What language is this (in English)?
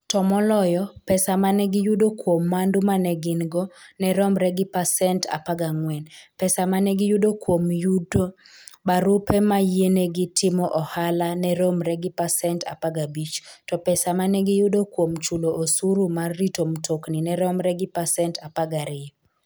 Luo (Kenya and Tanzania)